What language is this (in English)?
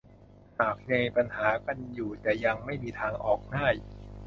Thai